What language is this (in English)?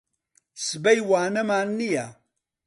Central Kurdish